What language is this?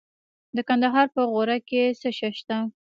Pashto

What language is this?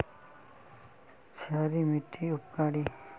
Magahi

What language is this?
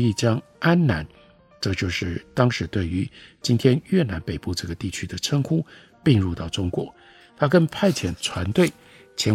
Chinese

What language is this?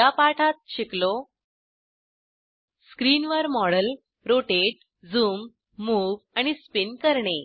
Marathi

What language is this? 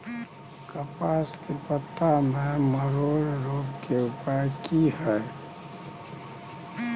Maithili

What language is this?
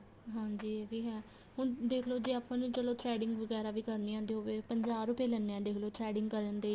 Punjabi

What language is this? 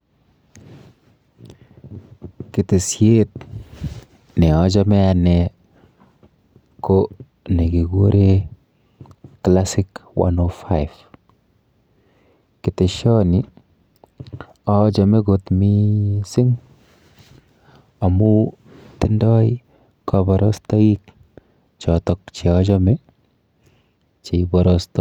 Kalenjin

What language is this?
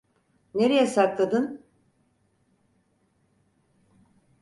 Turkish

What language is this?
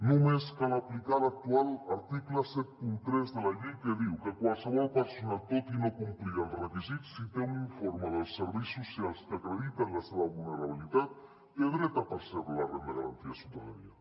Catalan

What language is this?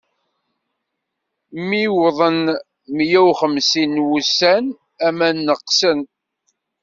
Kabyle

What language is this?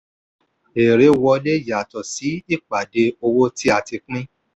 Yoruba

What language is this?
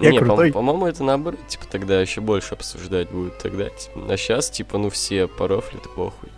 Russian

